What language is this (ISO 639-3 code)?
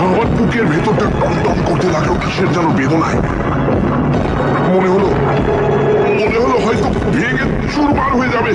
ben